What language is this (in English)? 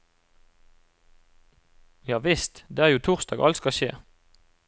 Norwegian